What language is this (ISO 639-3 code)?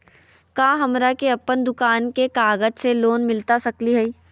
mag